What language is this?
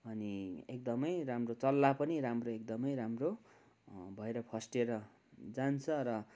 Nepali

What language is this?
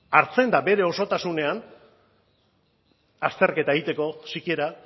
Basque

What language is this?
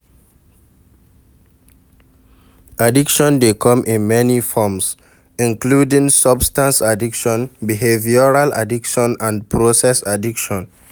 Nigerian Pidgin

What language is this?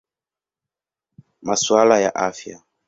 Swahili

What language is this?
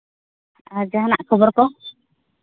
Santali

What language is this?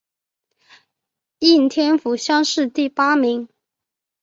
Chinese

